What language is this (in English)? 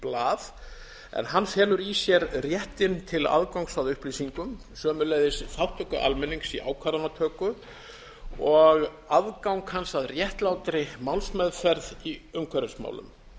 Icelandic